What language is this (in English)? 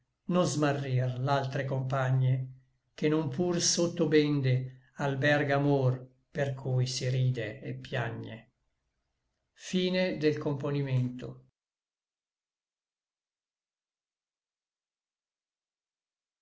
Italian